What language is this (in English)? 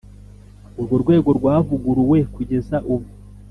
Kinyarwanda